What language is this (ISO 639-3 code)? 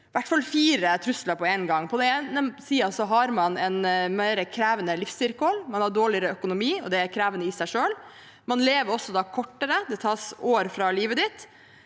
nor